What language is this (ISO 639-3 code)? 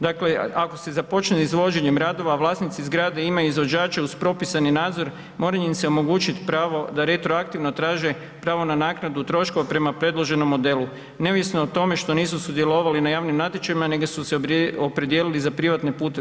hrv